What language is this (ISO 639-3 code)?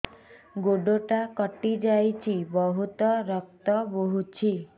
ori